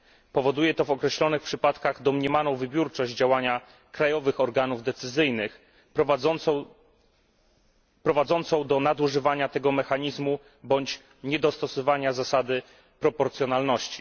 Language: Polish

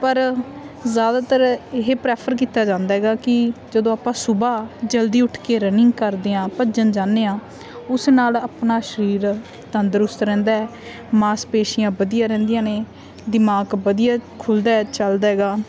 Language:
Punjabi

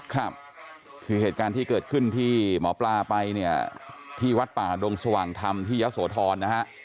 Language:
Thai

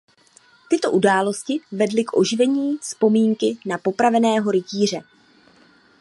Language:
Czech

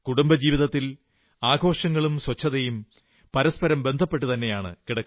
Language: Malayalam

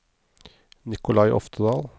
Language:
Norwegian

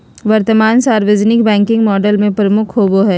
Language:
Magahi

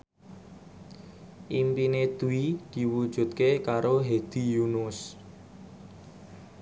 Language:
Javanese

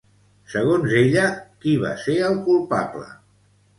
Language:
Catalan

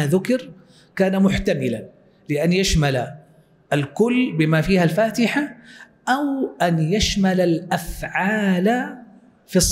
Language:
Arabic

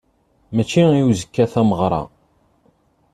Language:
Kabyle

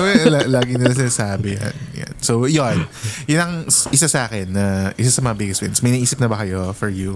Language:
Filipino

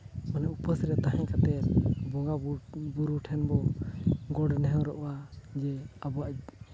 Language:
Santali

